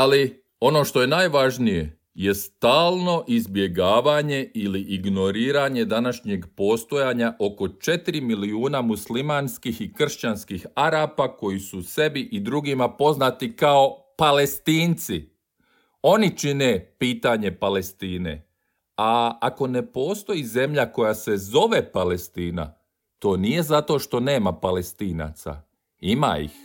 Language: Croatian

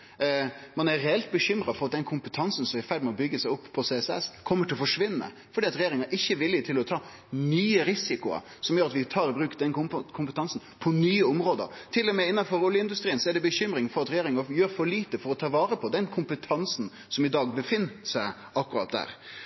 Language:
Norwegian Nynorsk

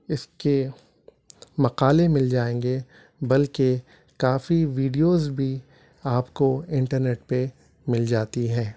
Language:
Urdu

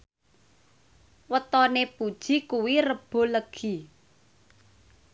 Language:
Javanese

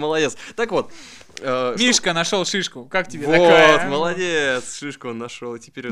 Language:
Russian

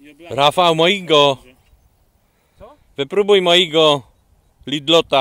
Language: Polish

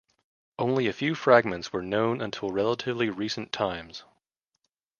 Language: English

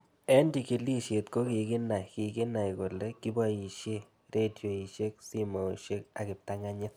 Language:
Kalenjin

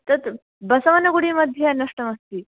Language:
Sanskrit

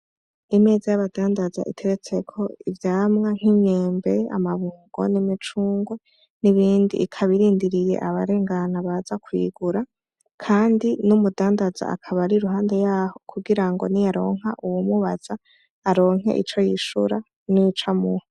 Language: Rundi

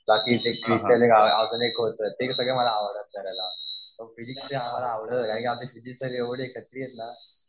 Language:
Marathi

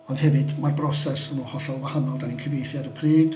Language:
Welsh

